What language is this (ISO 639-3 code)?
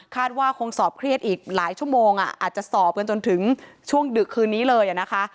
tha